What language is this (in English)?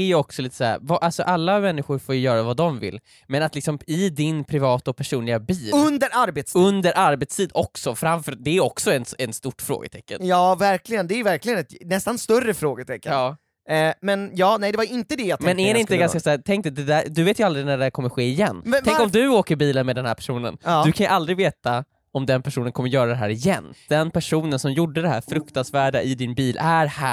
Swedish